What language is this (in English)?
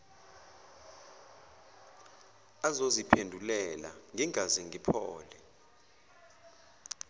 Zulu